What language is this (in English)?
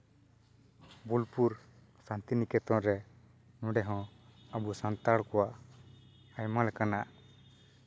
Santali